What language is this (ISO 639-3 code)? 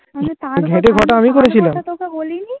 ben